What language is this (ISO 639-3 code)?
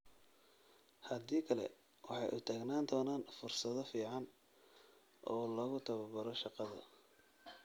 som